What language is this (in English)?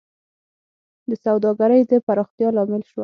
Pashto